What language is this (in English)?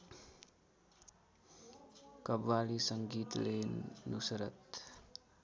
Nepali